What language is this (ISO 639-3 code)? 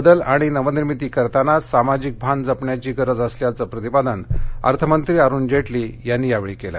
mar